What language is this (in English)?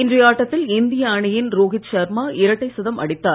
Tamil